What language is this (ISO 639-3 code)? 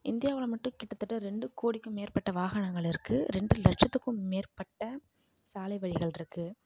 tam